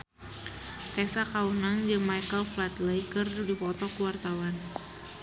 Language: Sundanese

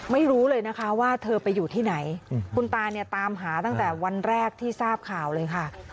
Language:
Thai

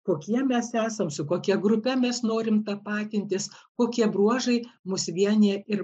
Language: Lithuanian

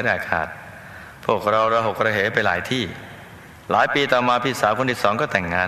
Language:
Thai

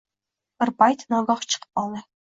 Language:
Uzbek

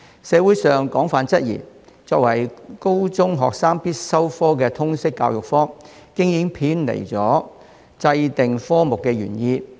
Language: Cantonese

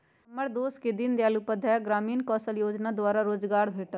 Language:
Magahi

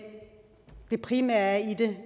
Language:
Danish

